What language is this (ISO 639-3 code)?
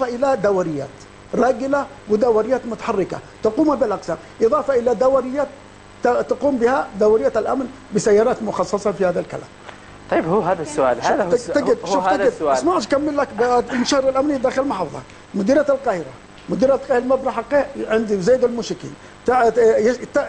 ara